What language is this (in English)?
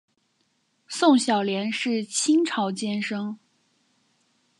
Chinese